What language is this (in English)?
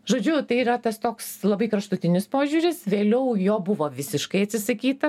Lithuanian